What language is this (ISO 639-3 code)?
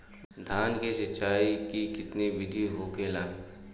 bho